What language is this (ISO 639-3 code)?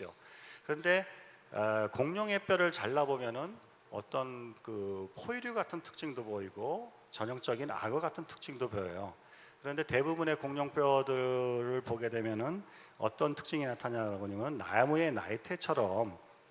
kor